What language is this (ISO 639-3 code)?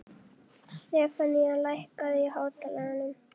isl